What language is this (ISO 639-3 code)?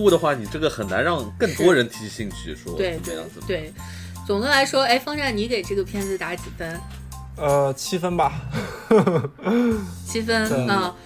zho